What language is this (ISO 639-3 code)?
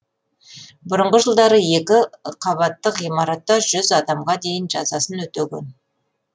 kaz